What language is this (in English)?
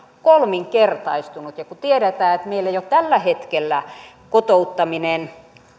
Finnish